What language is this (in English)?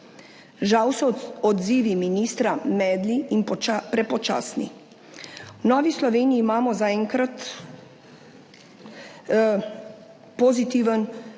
Slovenian